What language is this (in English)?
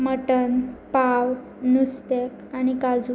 Konkani